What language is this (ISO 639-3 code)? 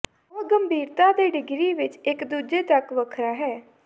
pan